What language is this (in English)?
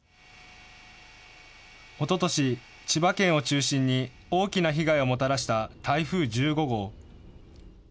Japanese